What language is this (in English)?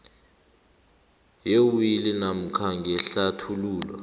South Ndebele